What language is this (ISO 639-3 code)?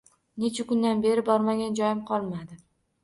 uzb